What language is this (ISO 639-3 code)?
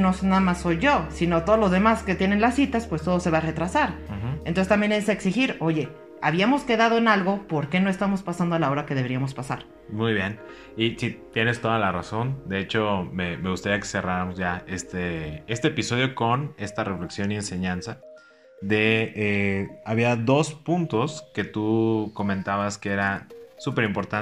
spa